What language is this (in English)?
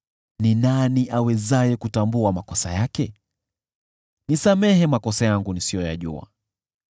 Swahili